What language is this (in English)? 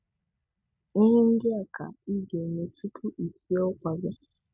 Igbo